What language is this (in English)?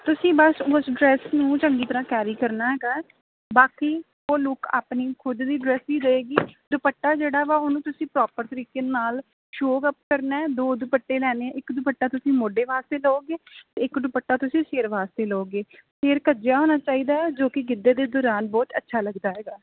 Punjabi